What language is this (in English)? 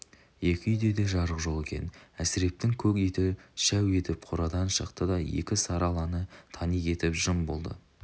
Kazakh